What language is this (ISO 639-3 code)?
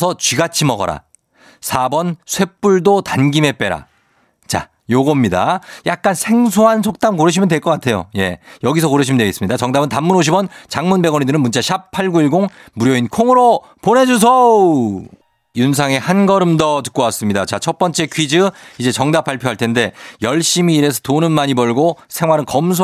kor